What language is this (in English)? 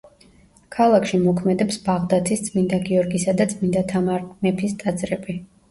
Georgian